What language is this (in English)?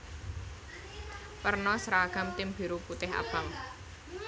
Javanese